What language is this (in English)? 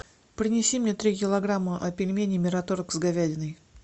Russian